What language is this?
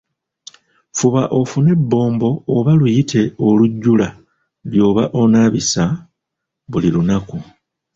Ganda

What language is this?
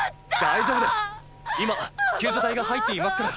Japanese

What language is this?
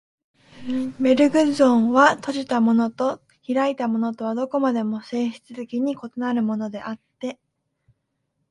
Japanese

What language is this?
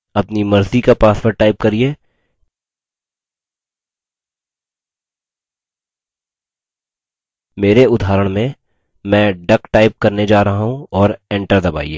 Hindi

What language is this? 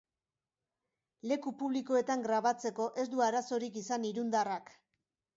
Basque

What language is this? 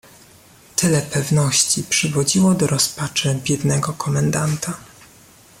Polish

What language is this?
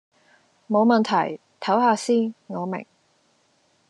Cantonese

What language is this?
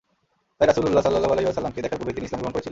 Bangla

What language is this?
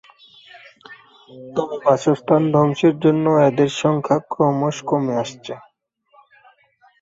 Bangla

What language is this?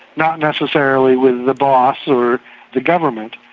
English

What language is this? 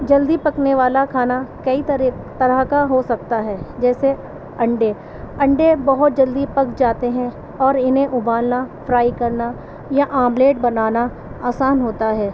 Urdu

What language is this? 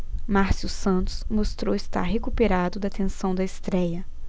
Portuguese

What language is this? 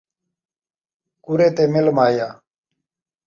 Saraiki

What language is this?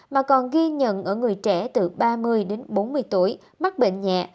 Vietnamese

